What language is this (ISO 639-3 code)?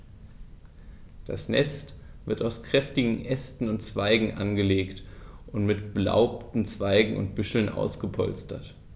deu